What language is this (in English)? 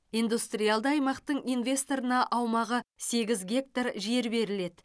Kazakh